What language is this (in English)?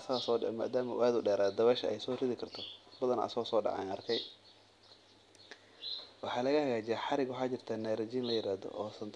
Somali